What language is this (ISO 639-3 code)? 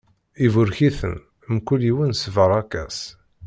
kab